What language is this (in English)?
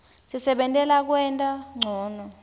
Swati